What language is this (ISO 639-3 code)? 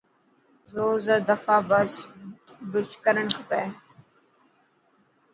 mki